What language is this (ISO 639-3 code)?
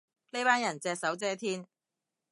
yue